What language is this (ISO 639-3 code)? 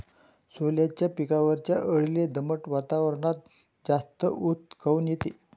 mar